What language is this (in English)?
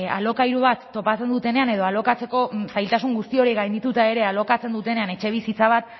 Basque